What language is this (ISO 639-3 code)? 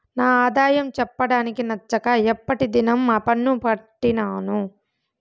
tel